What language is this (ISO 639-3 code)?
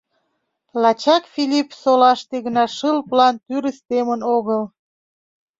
chm